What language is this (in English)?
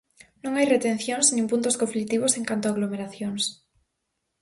Galician